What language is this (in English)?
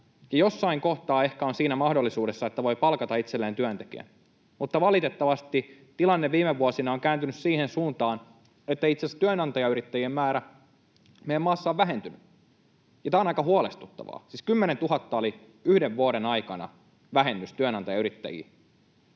Finnish